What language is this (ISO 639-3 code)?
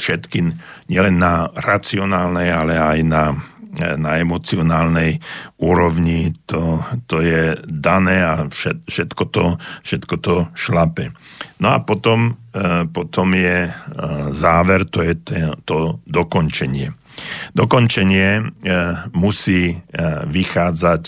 slk